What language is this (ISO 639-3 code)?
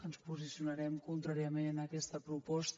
cat